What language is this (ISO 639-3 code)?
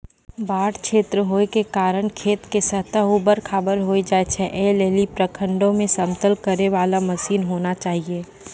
mai